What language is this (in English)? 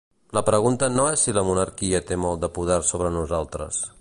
Catalan